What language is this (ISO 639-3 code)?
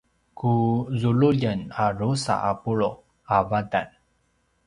pwn